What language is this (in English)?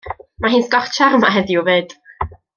Welsh